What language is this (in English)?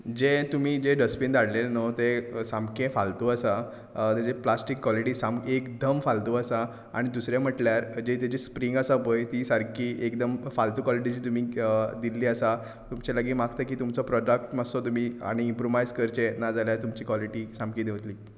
Konkani